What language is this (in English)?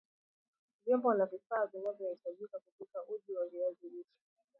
Swahili